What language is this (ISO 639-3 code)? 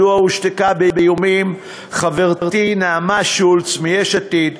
heb